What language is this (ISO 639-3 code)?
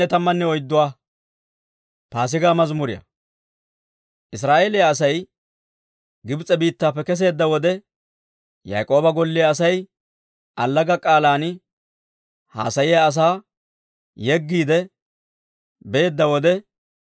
dwr